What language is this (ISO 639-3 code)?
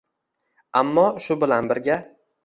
uzb